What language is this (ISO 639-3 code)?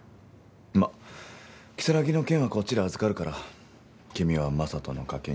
jpn